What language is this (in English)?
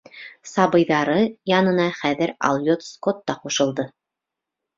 Bashkir